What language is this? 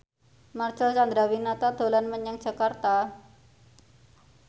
Javanese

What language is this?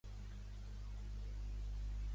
Catalan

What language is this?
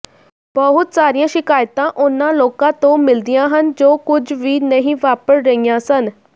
Punjabi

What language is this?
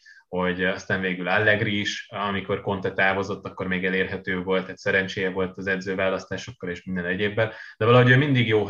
Hungarian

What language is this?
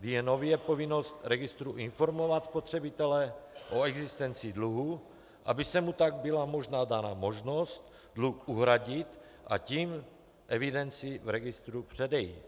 Czech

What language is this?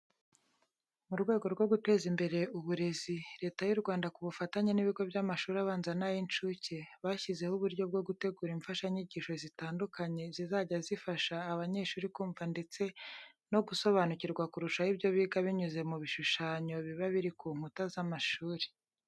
Kinyarwanda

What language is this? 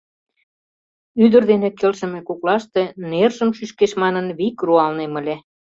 Mari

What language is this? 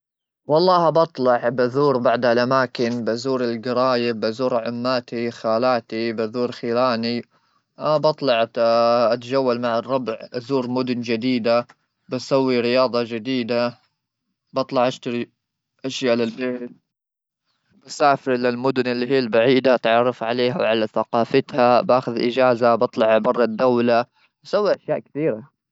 Gulf Arabic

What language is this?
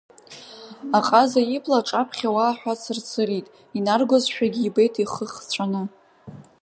Abkhazian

